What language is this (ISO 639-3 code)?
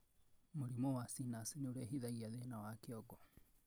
kik